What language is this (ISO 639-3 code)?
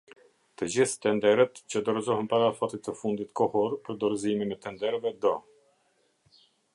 sqi